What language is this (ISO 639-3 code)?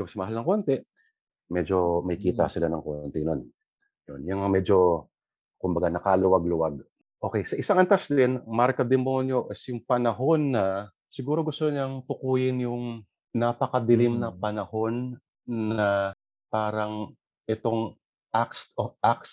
fil